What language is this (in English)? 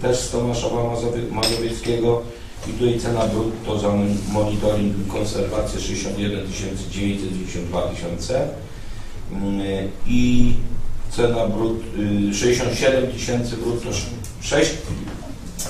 Polish